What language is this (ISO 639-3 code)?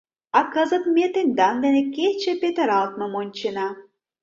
chm